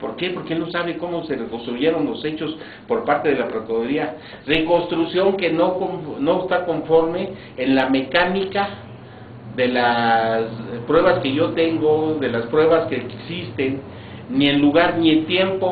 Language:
Spanish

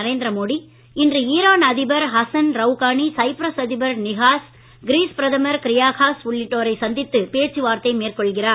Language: Tamil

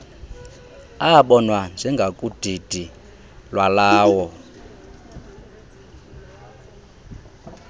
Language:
Xhosa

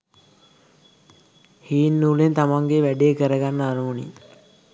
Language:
Sinhala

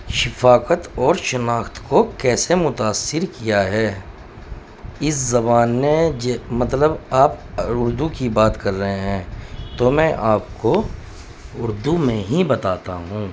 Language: Urdu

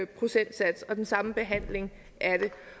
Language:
Danish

